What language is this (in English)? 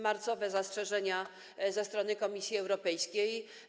Polish